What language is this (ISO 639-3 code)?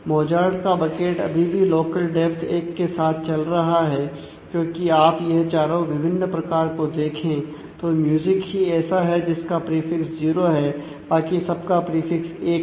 hin